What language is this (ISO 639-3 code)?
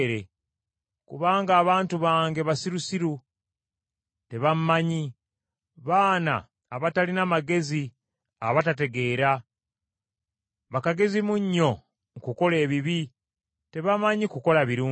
lug